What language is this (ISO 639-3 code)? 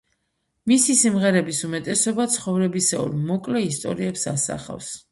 kat